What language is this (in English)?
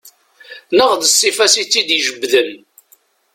Kabyle